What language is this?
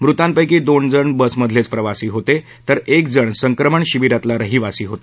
Marathi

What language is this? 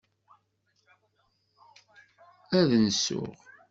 Kabyle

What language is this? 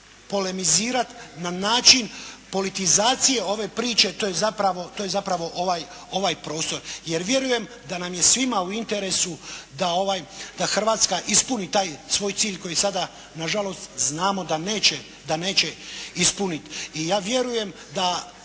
Croatian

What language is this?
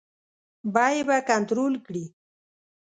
Pashto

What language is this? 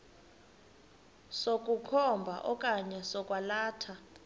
Xhosa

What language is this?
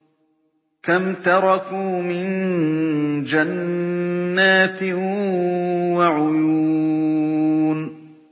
Arabic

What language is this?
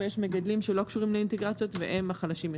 Hebrew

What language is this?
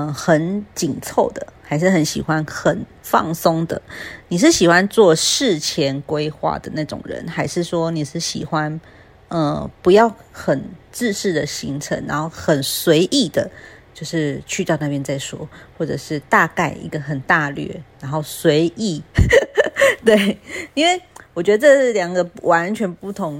Chinese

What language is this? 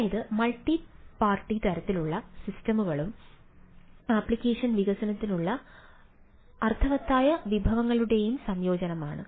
Malayalam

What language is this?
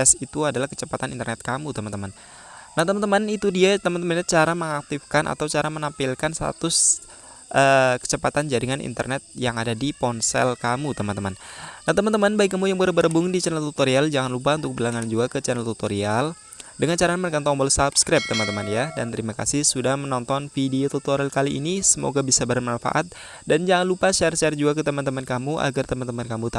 Indonesian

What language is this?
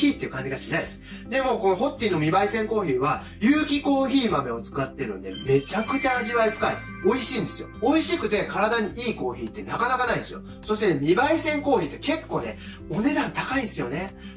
Japanese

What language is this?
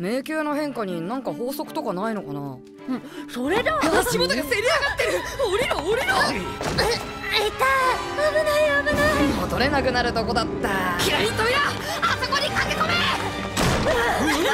Japanese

